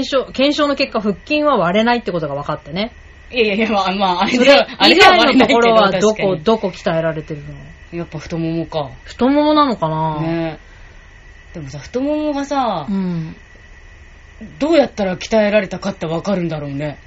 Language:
Japanese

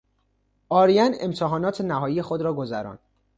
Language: Persian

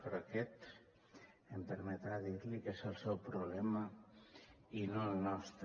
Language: Catalan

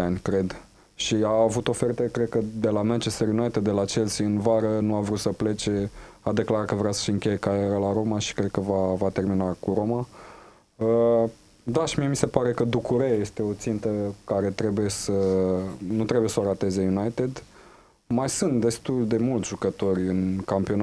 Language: Romanian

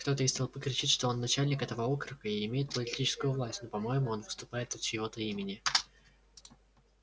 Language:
Russian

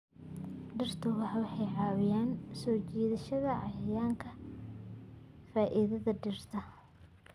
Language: Somali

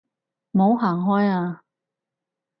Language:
Cantonese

